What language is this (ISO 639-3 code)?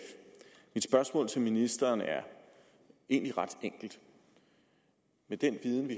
dan